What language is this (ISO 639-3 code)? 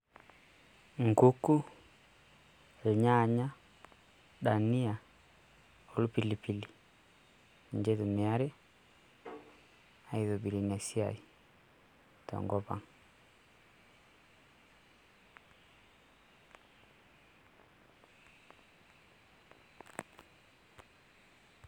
mas